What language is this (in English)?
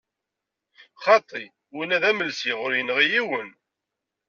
Kabyle